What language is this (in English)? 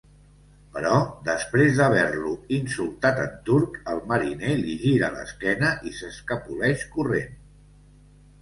Catalan